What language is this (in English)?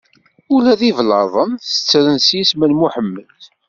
Kabyle